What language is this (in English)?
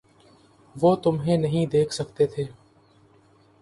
Urdu